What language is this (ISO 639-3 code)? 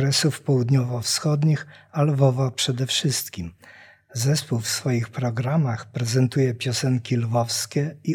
pol